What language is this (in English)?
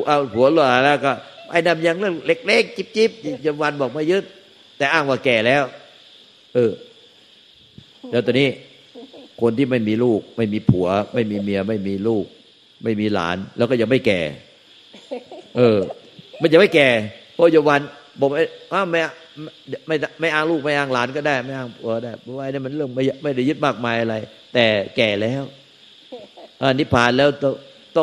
Thai